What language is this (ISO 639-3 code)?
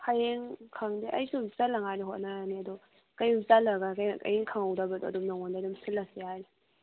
mni